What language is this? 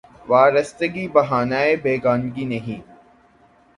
Urdu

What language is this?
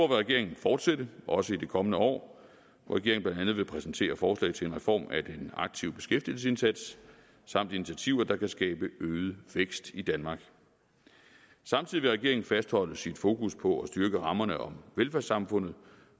Danish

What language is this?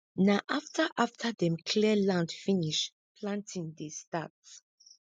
Nigerian Pidgin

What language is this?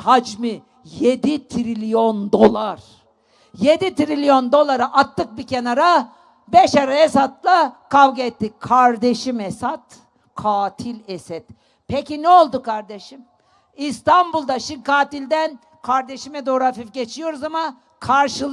Turkish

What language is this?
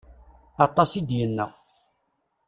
Kabyle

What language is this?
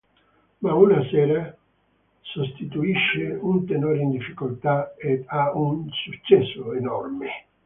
Italian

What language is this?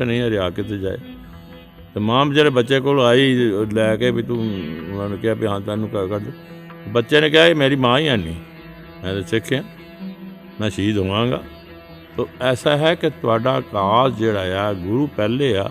Punjabi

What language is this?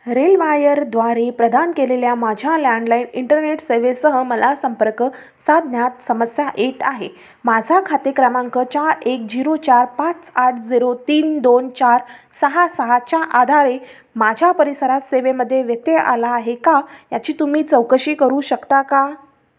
Marathi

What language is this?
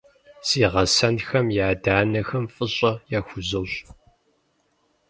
Kabardian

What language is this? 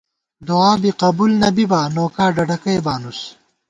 Gawar-Bati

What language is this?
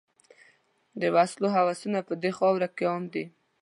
Pashto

